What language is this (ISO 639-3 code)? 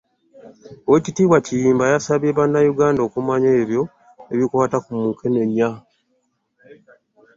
lug